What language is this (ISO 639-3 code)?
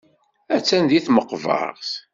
kab